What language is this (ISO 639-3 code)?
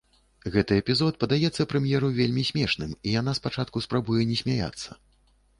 bel